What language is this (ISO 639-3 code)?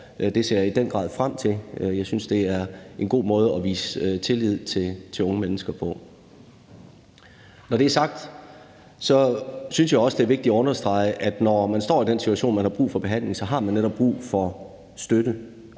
dan